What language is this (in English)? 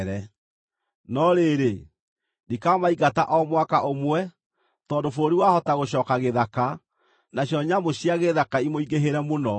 Kikuyu